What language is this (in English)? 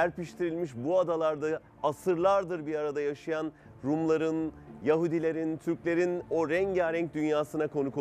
Turkish